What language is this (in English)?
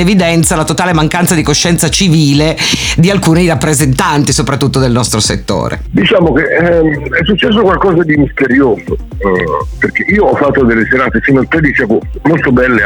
Italian